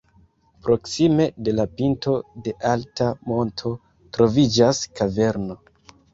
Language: Esperanto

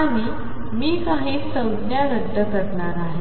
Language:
Marathi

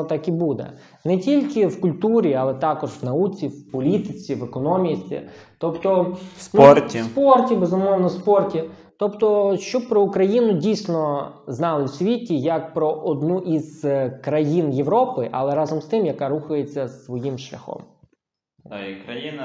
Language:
Ukrainian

